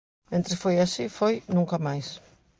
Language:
Galician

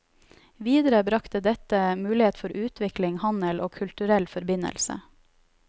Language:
Norwegian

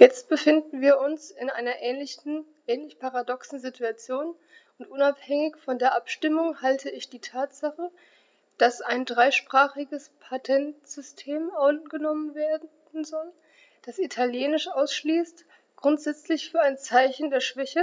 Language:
German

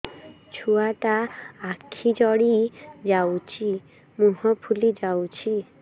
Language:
Odia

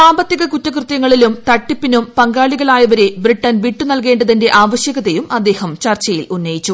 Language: Malayalam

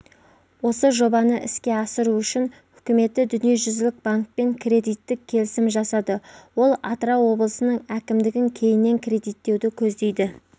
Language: Kazakh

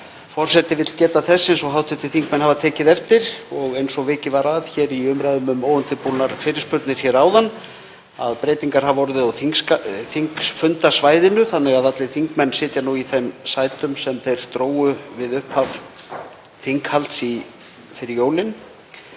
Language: Icelandic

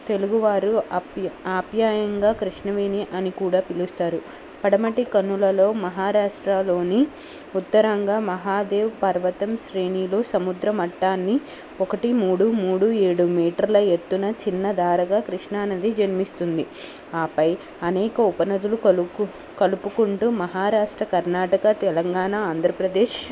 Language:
Telugu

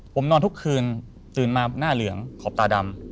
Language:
Thai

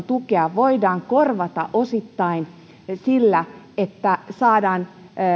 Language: Finnish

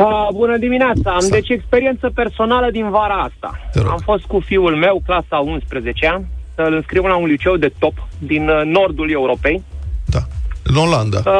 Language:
Romanian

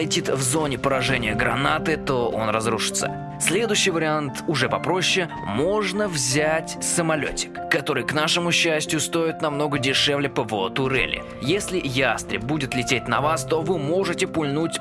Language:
Russian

